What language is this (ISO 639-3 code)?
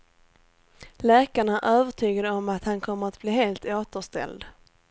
swe